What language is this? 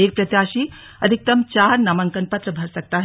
Hindi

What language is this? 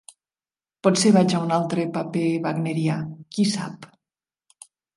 Catalan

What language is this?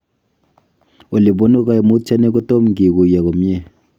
Kalenjin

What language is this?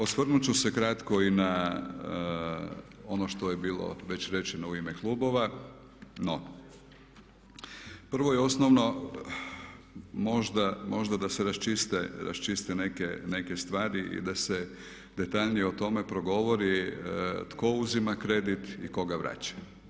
Croatian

